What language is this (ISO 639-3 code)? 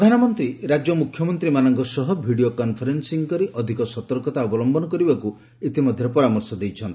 ori